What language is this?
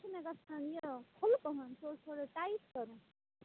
Kashmiri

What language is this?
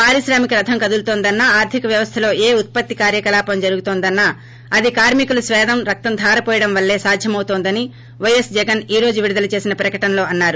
Telugu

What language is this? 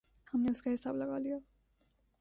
Urdu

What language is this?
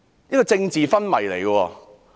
Cantonese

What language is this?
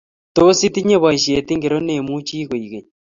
Kalenjin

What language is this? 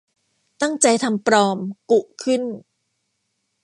Thai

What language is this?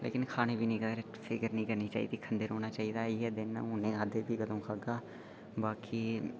Dogri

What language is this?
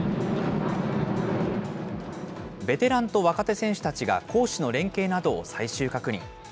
Japanese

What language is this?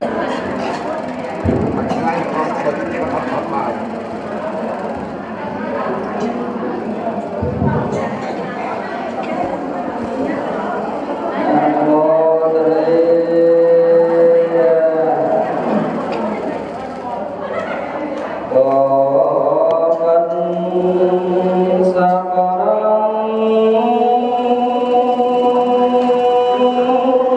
Indonesian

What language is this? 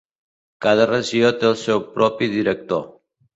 Catalan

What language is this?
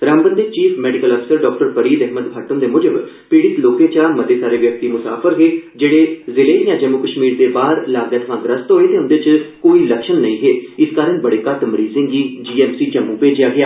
Dogri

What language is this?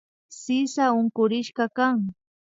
Imbabura Highland Quichua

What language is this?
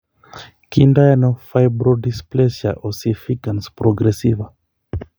Kalenjin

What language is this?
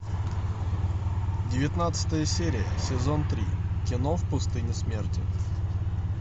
Russian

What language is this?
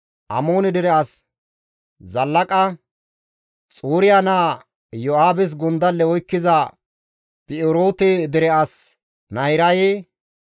Gamo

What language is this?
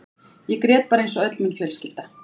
Icelandic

